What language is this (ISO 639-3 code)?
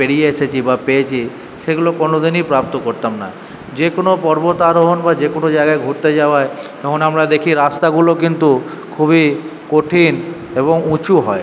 ben